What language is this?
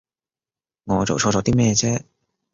Cantonese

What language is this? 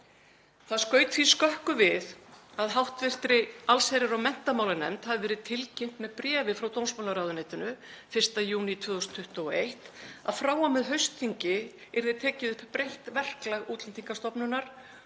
Icelandic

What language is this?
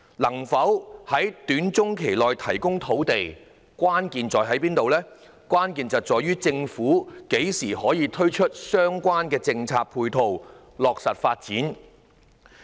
Cantonese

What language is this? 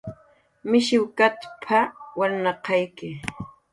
Jaqaru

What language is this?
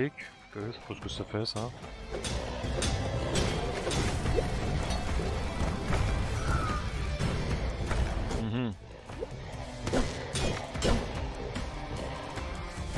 French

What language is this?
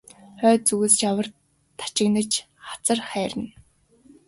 Mongolian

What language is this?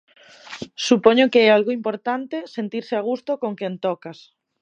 Galician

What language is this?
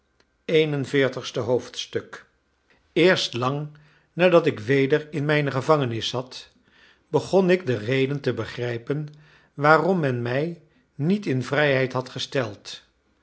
Dutch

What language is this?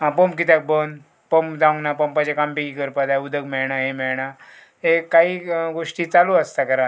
Konkani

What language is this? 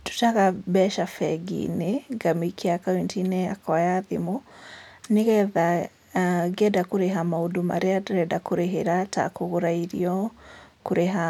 Kikuyu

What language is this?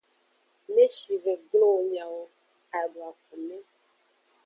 Aja (Benin)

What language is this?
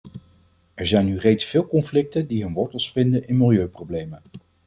Dutch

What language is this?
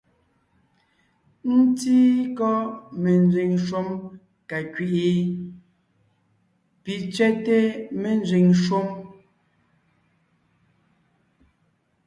Ngiemboon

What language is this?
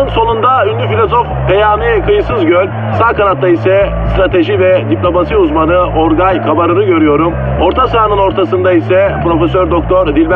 Turkish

